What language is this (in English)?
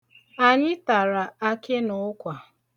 Igbo